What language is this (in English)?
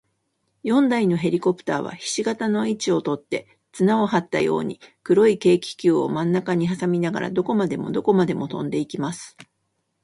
Japanese